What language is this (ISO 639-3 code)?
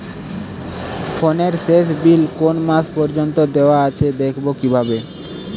ben